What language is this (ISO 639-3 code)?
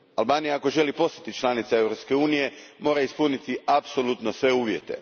hrv